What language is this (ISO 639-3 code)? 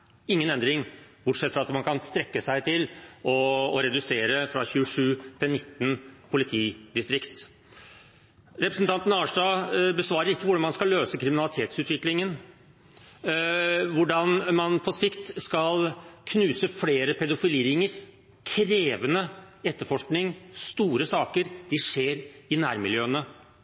nob